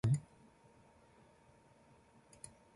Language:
Japanese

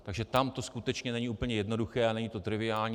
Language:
Czech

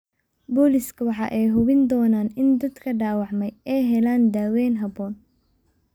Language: Somali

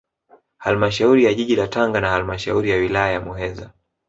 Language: Swahili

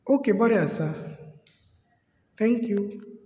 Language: Konkani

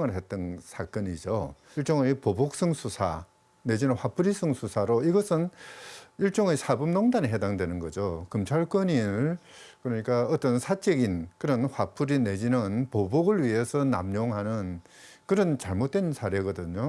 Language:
Korean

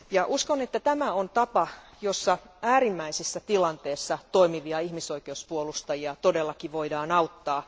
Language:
Finnish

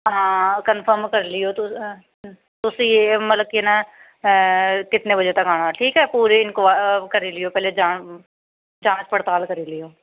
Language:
Dogri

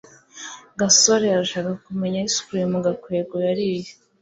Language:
Kinyarwanda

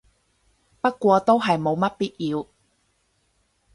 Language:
Cantonese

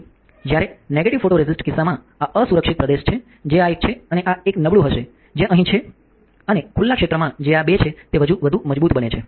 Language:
Gujarati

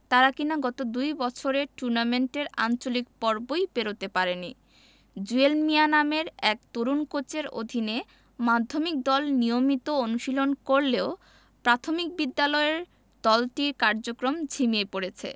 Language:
Bangla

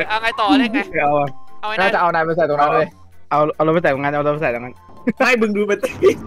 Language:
Thai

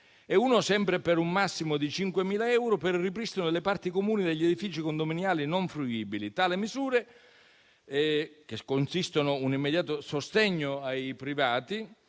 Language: Italian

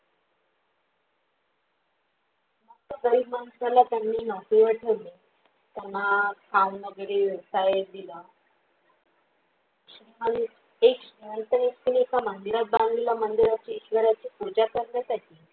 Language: Marathi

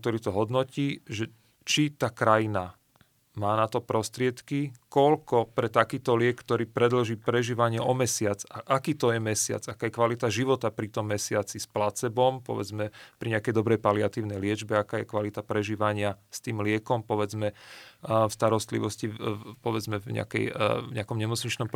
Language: Slovak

